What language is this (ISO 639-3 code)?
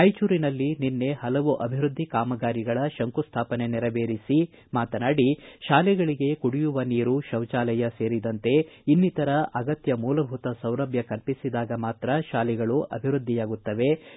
kan